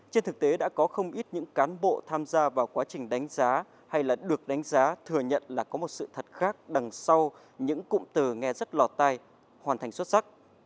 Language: Vietnamese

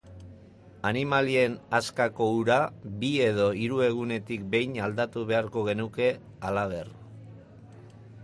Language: Basque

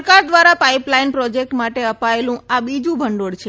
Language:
Gujarati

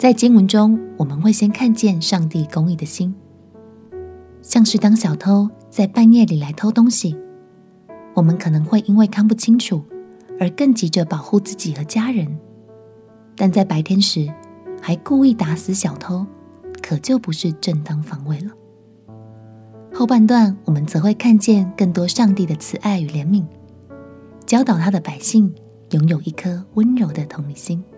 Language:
Chinese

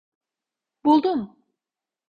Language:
Turkish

